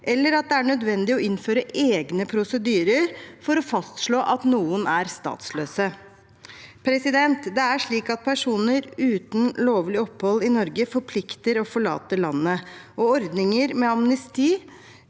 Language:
Norwegian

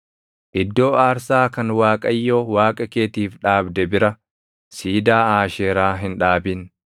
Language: Oromo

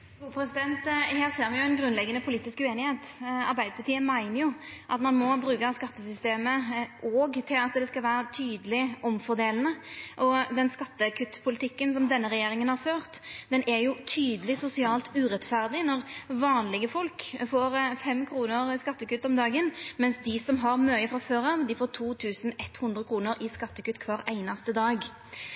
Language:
Norwegian Nynorsk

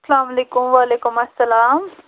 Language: Kashmiri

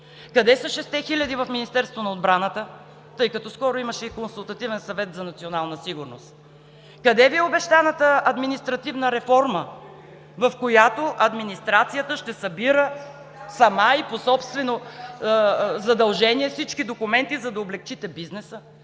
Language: Bulgarian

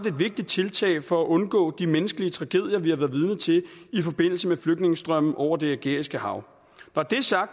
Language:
Danish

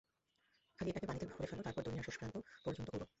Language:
Bangla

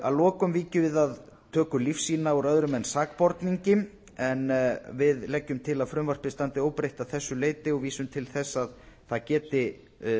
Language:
Icelandic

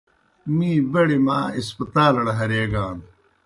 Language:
Kohistani Shina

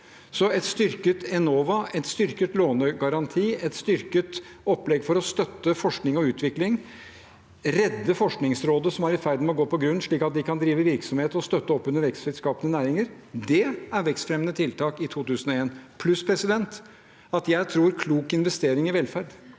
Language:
Norwegian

